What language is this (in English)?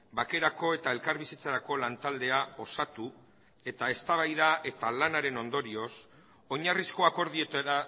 Basque